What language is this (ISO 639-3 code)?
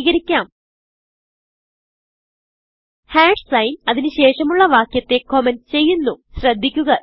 mal